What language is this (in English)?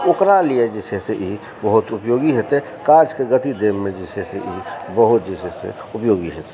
Maithili